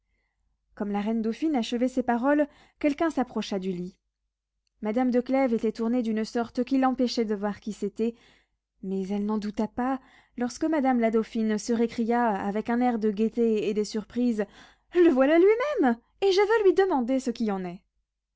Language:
French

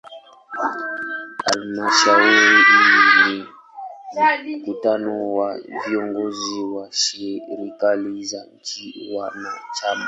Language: Swahili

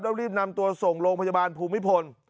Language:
Thai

